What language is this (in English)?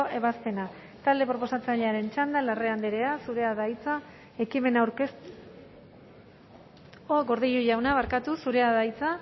Basque